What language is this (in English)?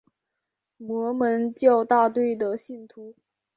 Chinese